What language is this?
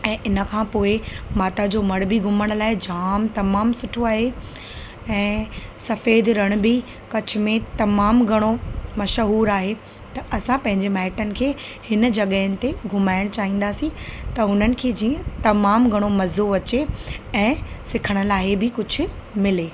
Sindhi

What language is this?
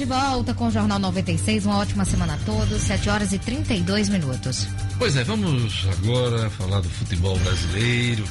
Portuguese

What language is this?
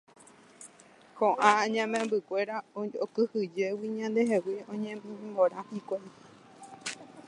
Guarani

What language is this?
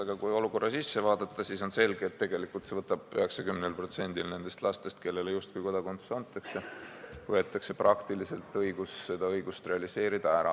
Estonian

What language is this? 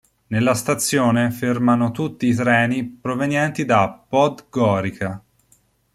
Italian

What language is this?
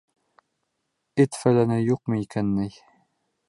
Bashkir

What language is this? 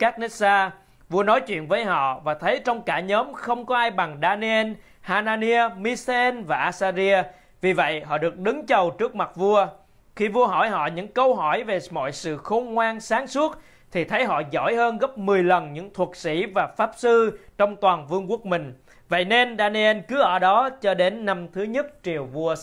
Vietnamese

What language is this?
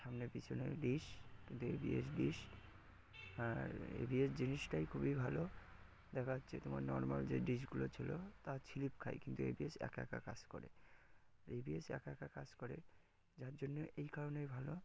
Bangla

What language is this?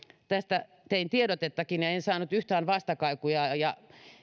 Finnish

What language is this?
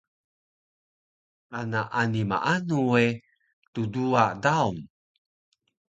Taroko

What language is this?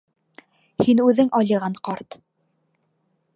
Bashkir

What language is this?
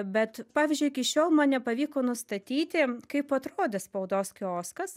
Lithuanian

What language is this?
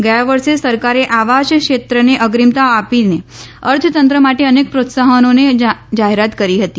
Gujarati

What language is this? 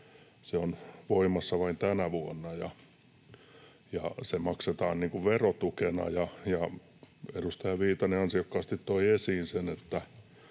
Finnish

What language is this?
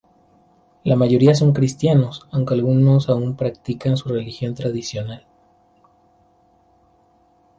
Spanish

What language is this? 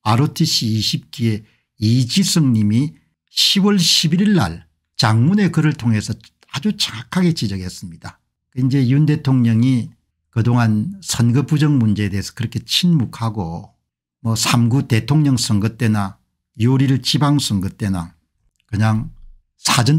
Korean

